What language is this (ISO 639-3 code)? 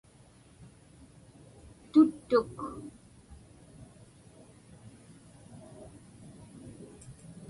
ipk